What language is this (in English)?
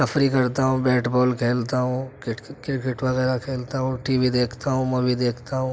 Urdu